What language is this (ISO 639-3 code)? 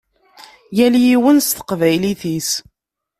kab